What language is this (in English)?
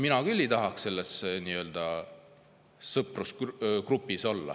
Estonian